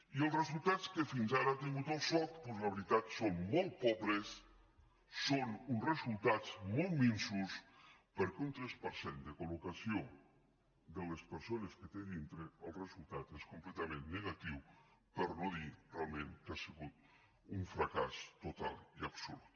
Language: Catalan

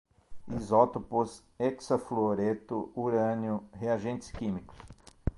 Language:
Portuguese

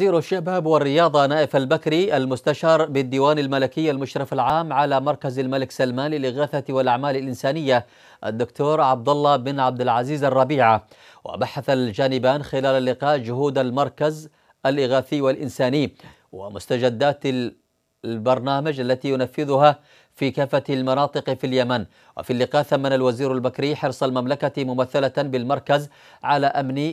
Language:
Arabic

